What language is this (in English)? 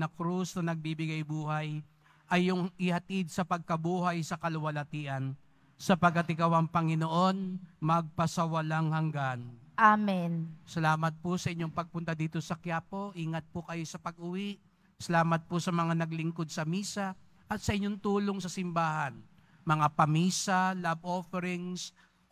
Filipino